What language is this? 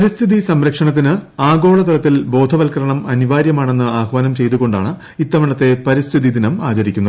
Malayalam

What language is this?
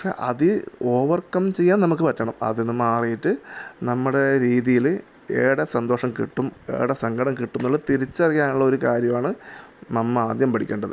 Malayalam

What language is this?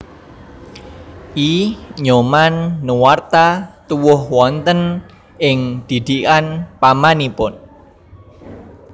Javanese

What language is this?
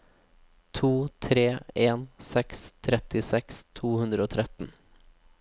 Norwegian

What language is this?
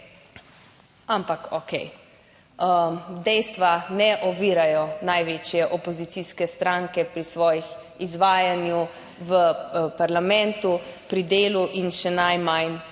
Slovenian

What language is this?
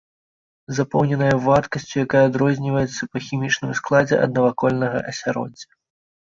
Belarusian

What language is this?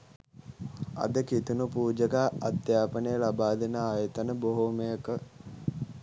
Sinhala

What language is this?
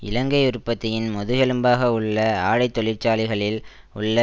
Tamil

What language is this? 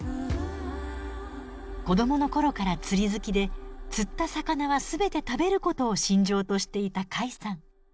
Japanese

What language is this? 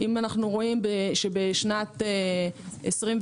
Hebrew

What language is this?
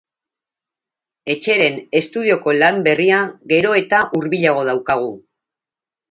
Basque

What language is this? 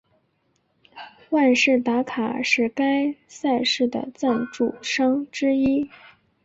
Chinese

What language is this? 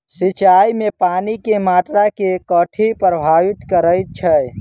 Maithili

